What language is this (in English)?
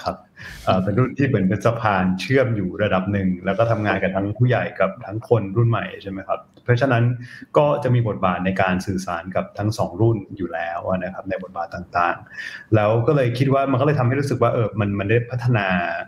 Thai